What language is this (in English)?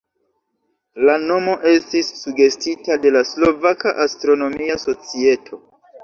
Esperanto